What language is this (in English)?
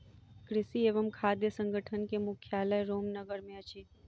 Maithili